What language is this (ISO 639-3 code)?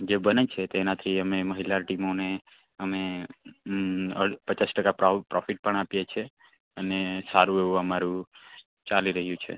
guj